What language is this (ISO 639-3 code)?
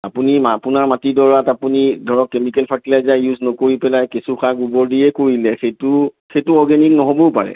asm